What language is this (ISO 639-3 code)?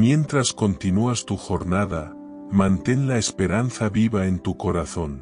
spa